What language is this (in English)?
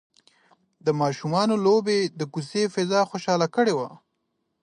Pashto